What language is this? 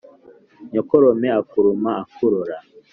Kinyarwanda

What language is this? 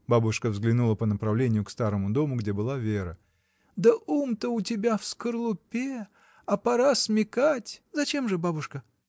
Russian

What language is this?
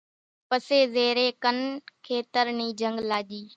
Kachi Koli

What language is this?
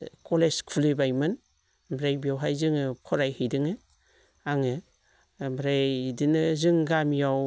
Bodo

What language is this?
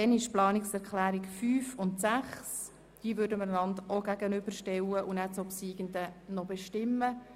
Swiss German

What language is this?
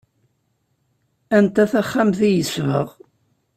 Kabyle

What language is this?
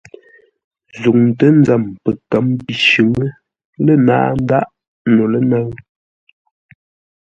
Ngombale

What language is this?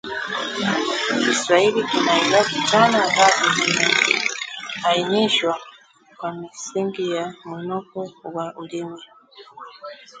Swahili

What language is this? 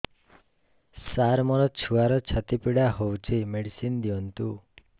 Odia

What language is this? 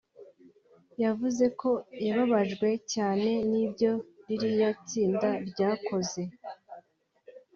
Kinyarwanda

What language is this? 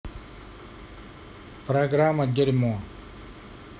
Russian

